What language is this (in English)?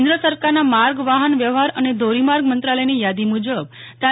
Gujarati